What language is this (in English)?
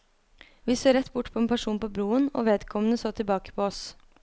Norwegian